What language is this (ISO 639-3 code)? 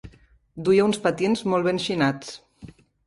cat